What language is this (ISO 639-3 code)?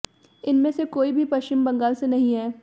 hin